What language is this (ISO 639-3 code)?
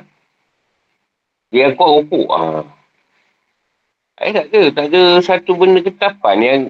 msa